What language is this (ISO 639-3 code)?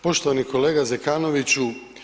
hrv